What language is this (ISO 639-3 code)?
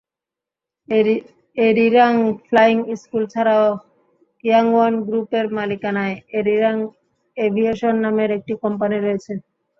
ben